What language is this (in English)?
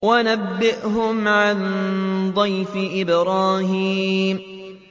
Arabic